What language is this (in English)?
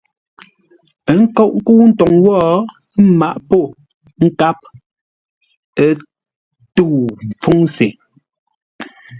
Ngombale